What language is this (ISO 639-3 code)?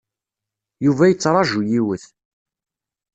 kab